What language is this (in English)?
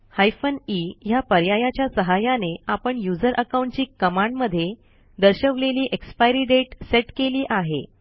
Marathi